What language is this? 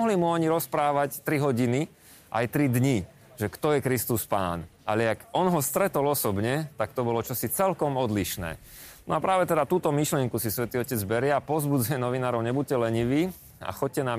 Slovak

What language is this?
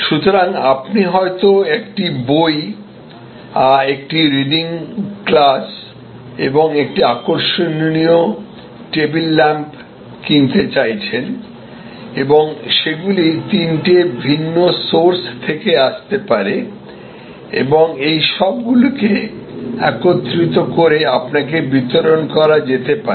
Bangla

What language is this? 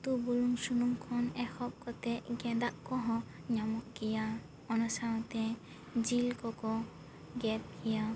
Santali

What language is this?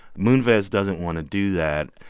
English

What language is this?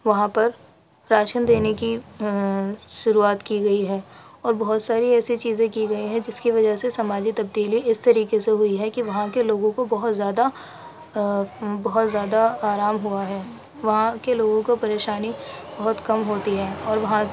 Urdu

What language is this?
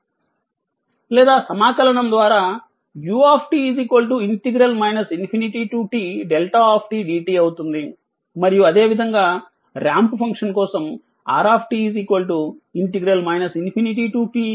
Telugu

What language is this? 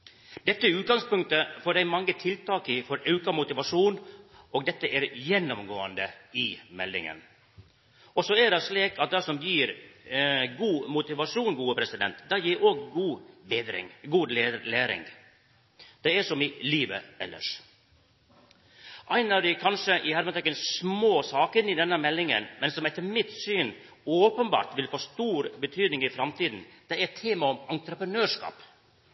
Norwegian Nynorsk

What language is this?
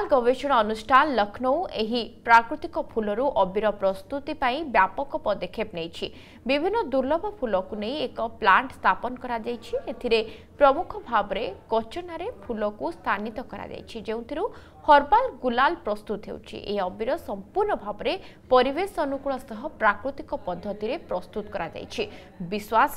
Hindi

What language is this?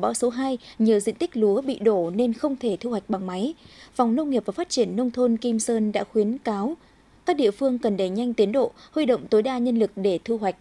Vietnamese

